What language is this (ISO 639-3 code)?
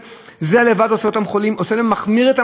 heb